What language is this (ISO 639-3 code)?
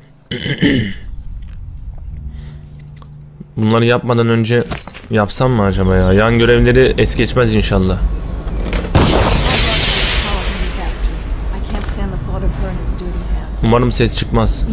tur